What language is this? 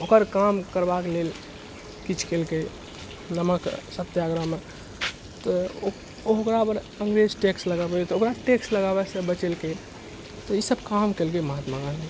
Maithili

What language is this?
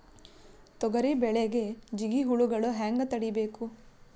Kannada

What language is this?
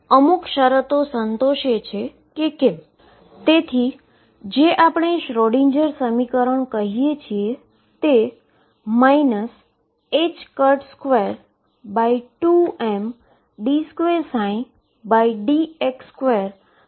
Gujarati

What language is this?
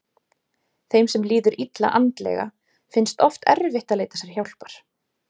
Icelandic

